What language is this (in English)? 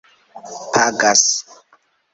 Esperanto